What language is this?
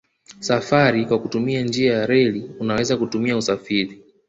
Swahili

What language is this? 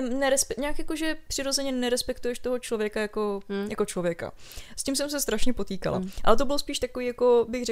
Czech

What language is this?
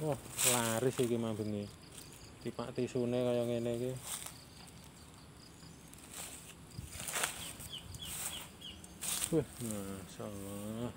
Indonesian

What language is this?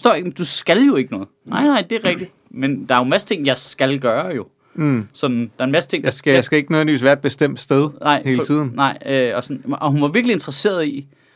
Danish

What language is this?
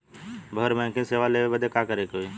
Bhojpuri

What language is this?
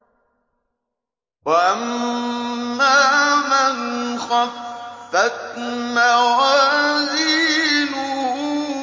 Arabic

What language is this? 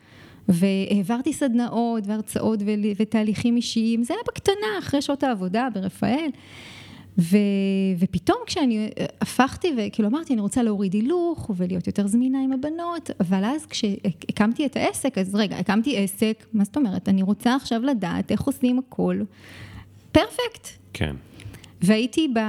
Hebrew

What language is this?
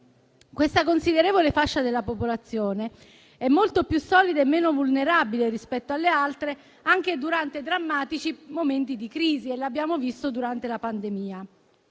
Italian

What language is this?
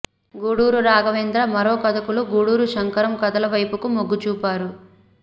Telugu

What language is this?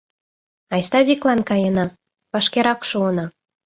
Mari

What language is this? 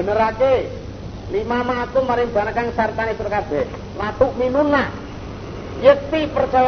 Indonesian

